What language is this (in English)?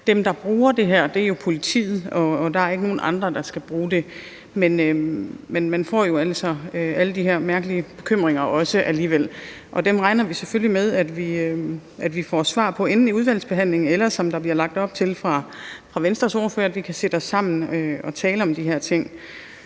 Danish